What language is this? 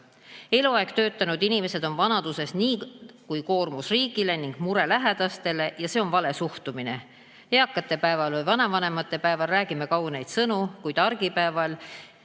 Estonian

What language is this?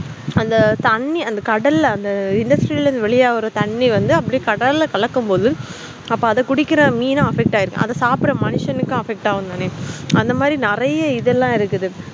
Tamil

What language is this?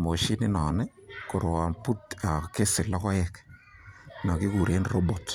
Kalenjin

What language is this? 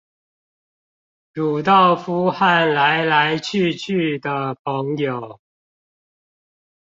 Chinese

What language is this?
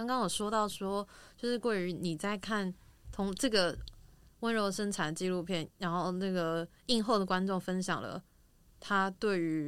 Chinese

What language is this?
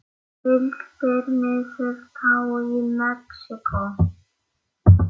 Icelandic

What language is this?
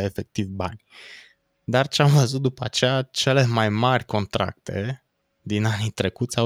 Romanian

